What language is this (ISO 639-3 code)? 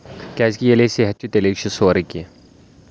kas